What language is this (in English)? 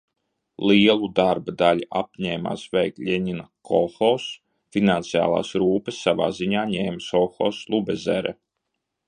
Latvian